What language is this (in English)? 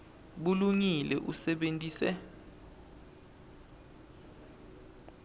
Swati